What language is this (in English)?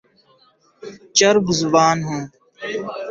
Urdu